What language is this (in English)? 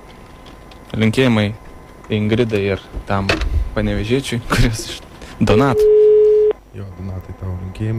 Lithuanian